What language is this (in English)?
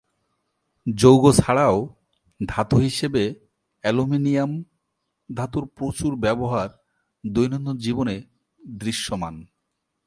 Bangla